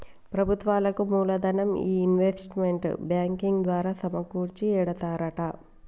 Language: Telugu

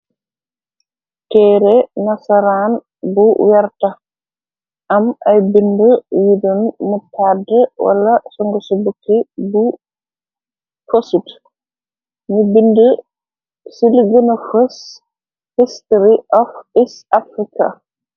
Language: Wolof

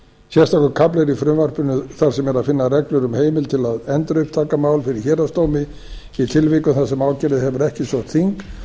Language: Icelandic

